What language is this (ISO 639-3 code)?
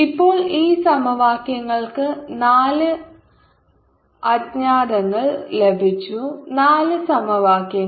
mal